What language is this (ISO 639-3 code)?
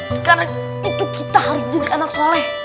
ind